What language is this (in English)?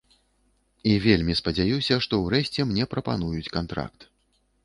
Belarusian